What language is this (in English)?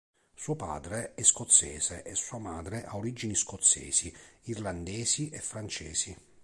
Italian